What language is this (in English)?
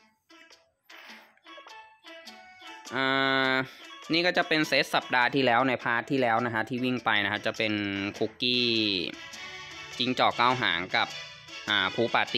Thai